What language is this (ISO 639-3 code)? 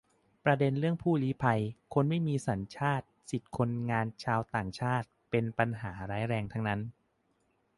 tha